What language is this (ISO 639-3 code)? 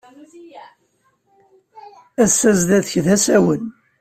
kab